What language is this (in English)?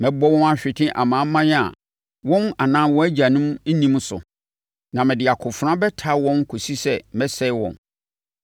Akan